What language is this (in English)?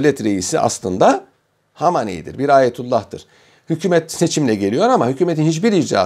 Turkish